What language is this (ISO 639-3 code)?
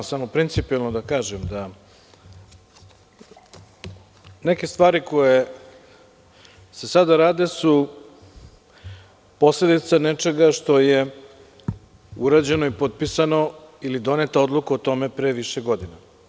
srp